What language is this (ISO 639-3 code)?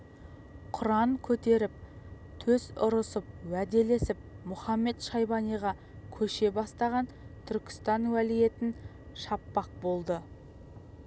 kaz